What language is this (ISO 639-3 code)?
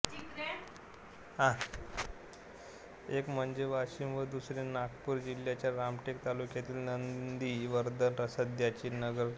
mar